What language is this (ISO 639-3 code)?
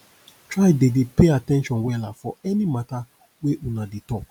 pcm